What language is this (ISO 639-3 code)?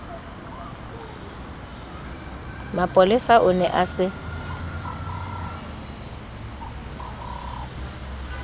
sot